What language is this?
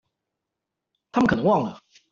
Chinese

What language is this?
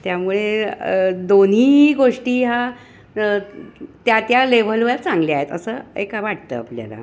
Marathi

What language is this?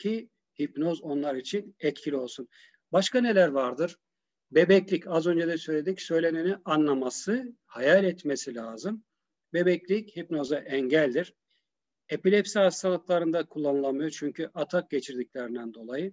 Turkish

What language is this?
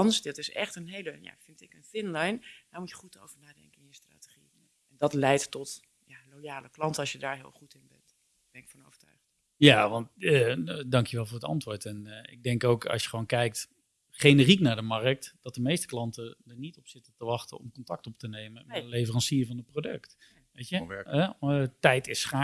Dutch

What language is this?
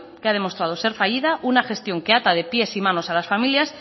Spanish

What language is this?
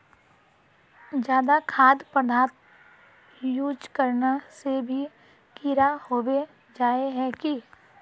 Magahi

